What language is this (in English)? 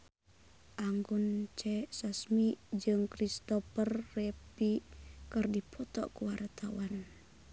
Sundanese